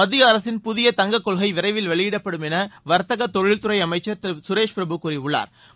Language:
Tamil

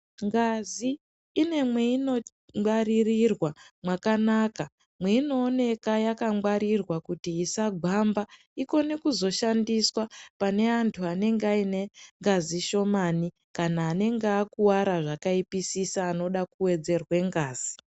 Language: Ndau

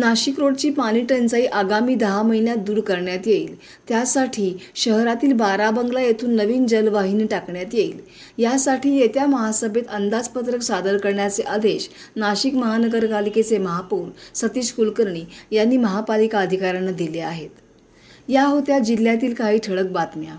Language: Marathi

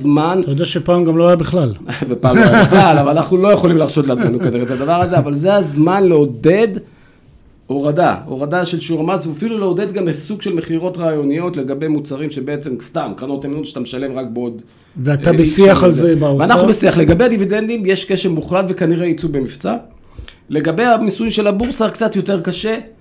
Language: Hebrew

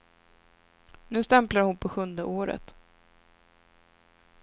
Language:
Swedish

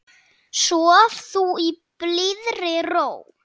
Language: Icelandic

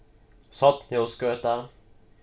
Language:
Faroese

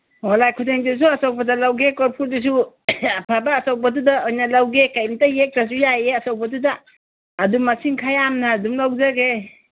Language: Manipuri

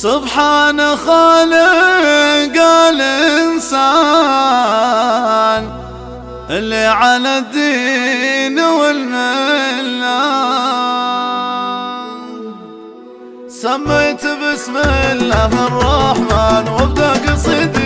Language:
Arabic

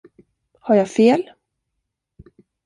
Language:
Swedish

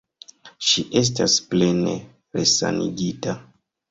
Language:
Esperanto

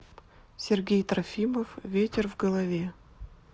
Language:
Russian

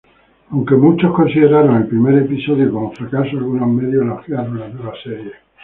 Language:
Spanish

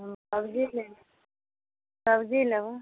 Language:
Maithili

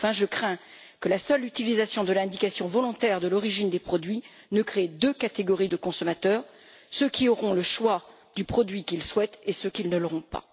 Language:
French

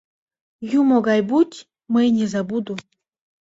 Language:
Mari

